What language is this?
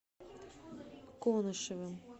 Russian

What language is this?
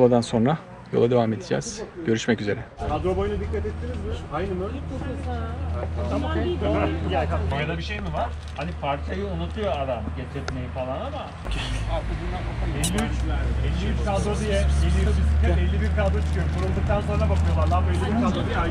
Turkish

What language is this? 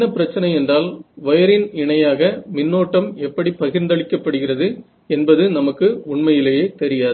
Tamil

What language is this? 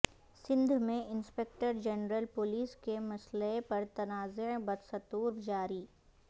Urdu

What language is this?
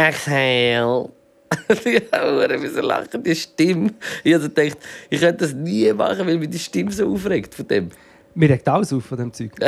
German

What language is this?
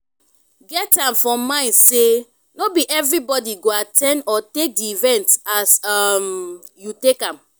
Nigerian Pidgin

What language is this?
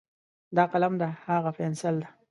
Pashto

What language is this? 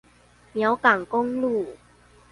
Chinese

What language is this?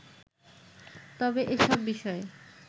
Bangla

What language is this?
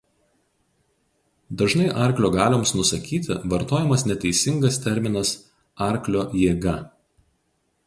Lithuanian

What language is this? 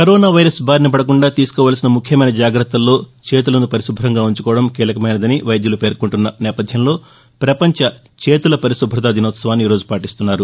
Telugu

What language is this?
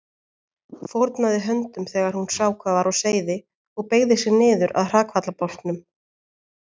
Icelandic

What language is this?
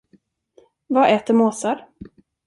Swedish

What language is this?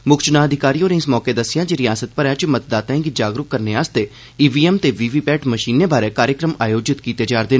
Dogri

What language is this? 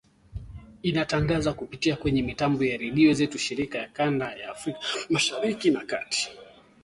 Swahili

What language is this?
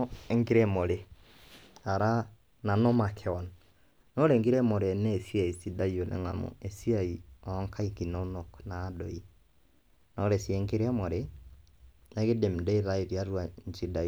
Masai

